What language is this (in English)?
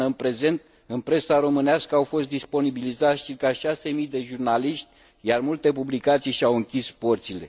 Romanian